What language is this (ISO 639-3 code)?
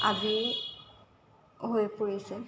asm